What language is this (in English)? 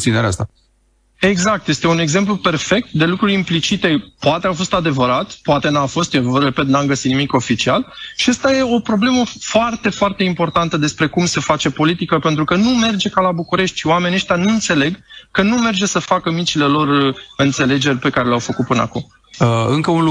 Romanian